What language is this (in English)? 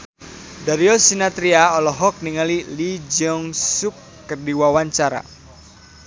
Sundanese